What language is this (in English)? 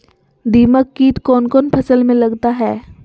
Magahi